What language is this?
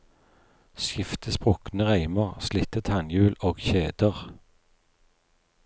Norwegian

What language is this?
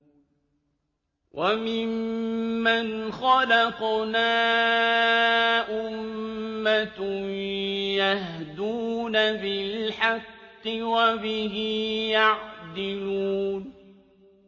Arabic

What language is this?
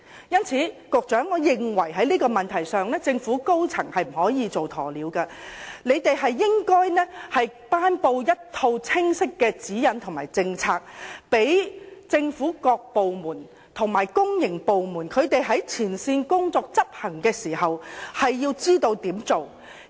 Cantonese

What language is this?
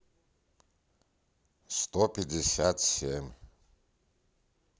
Russian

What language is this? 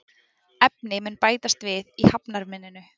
Icelandic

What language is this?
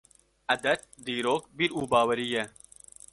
Kurdish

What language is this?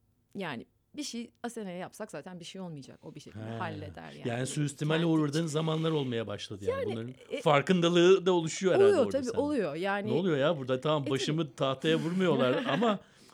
Turkish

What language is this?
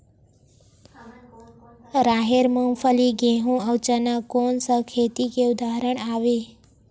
Chhattisgarhi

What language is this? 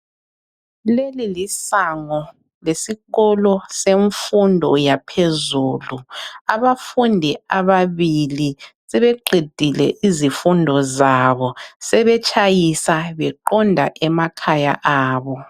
North Ndebele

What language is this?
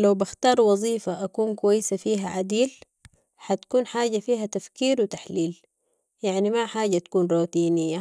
Sudanese Arabic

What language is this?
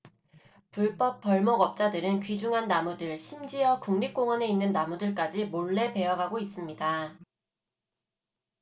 Korean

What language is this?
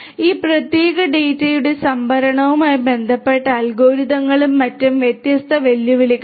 Malayalam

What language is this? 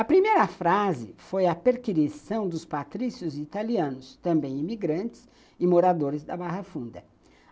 Portuguese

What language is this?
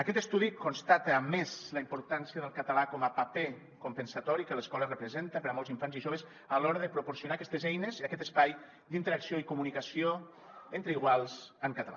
Catalan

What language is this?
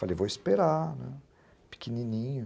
Portuguese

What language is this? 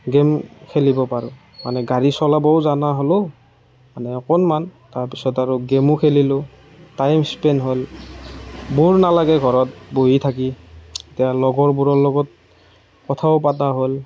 Assamese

